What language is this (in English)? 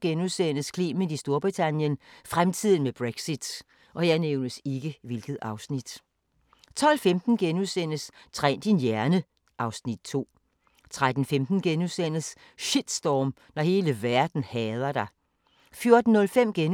Danish